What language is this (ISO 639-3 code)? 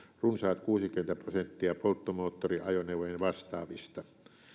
fin